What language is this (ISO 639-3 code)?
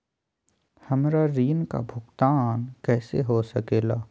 mag